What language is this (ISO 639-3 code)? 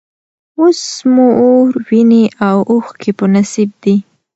pus